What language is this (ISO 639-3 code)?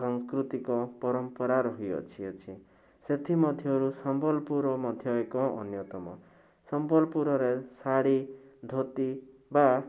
ori